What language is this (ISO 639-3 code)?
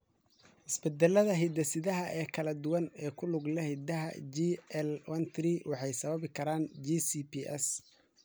som